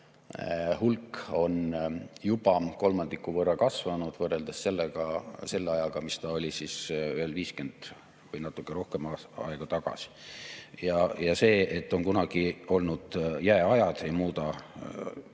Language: Estonian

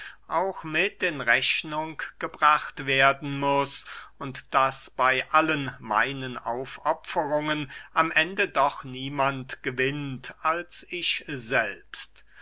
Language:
German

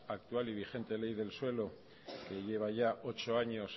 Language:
Spanish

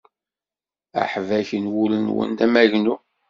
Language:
Kabyle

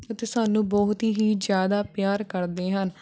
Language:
Punjabi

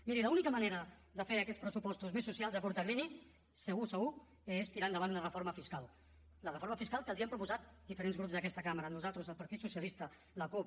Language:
Catalan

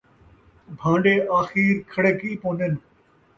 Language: Saraiki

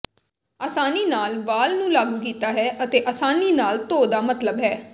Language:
Punjabi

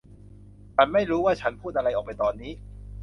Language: Thai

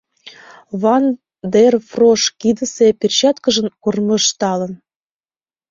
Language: Mari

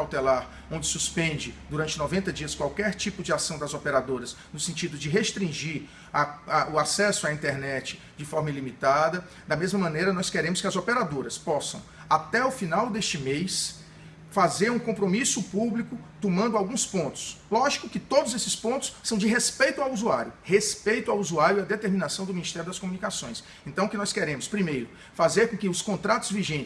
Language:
Portuguese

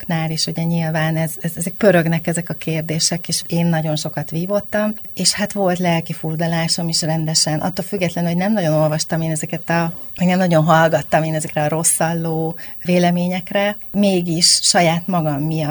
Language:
Hungarian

